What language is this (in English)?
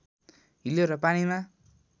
Nepali